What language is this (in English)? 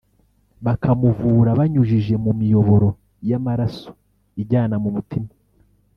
Kinyarwanda